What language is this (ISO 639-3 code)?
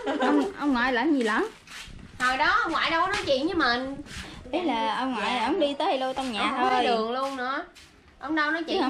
vie